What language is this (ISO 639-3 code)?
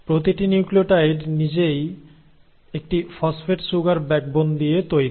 ben